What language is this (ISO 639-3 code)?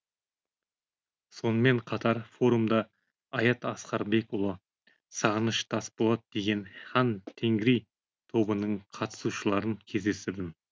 kaz